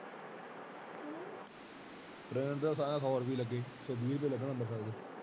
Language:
Punjabi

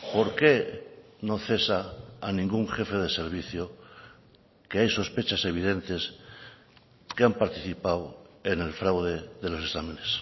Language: Spanish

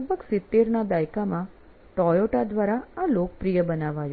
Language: Gujarati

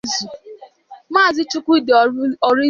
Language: Igbo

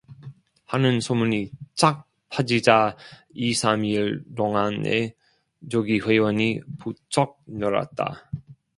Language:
Korean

